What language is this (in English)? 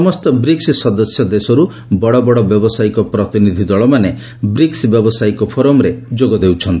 Odia